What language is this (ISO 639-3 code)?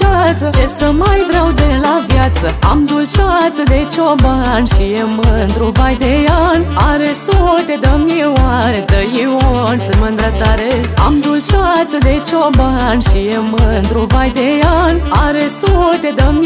ron